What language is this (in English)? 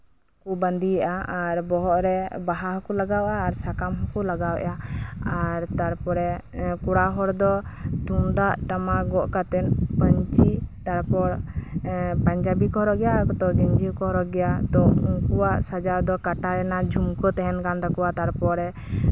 Santali